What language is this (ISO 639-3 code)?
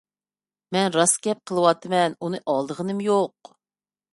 uig